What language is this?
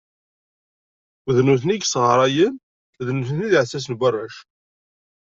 Kabyle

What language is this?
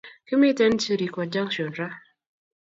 Kalenjin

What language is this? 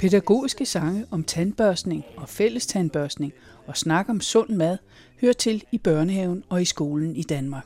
Danish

